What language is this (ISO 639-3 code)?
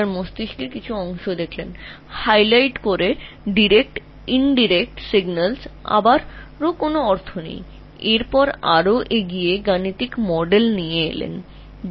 ben